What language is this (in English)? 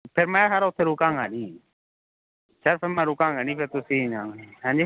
Punjabi